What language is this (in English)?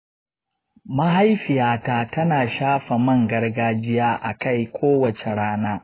Hausa